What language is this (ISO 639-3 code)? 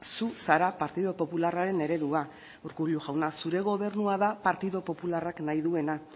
eus